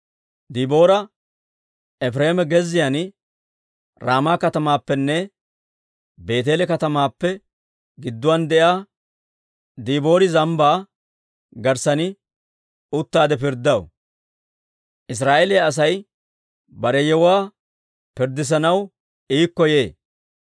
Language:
Dawro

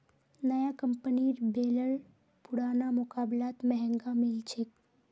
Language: Magahi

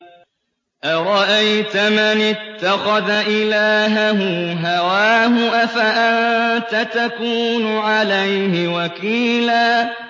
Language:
Arabic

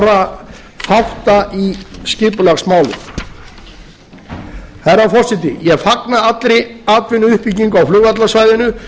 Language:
Icelandic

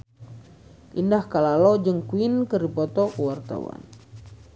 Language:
Sundanese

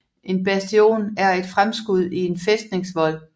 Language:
Danish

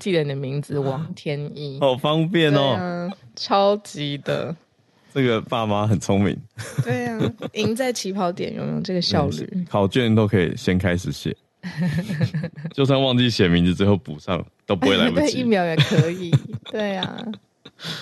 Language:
Chinese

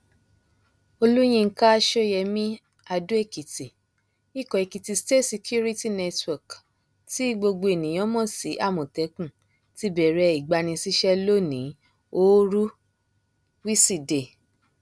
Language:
Yoruba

